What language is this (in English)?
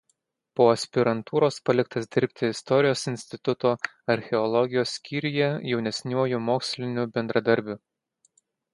Lithuanian